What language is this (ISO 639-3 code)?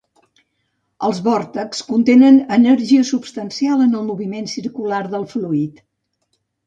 cat